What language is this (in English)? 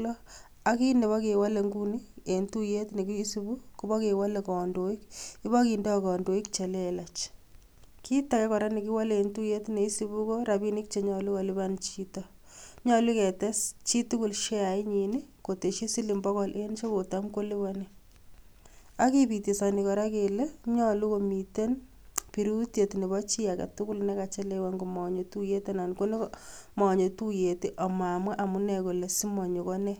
Kalenjin